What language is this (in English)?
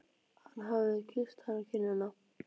Icelandic